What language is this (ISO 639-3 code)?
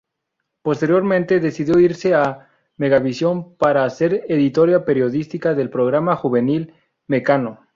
spa